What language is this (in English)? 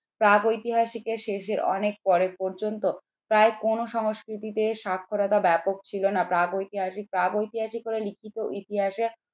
Bangla